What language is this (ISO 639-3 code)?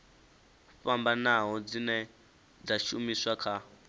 ven